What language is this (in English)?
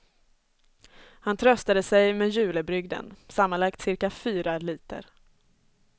Swedish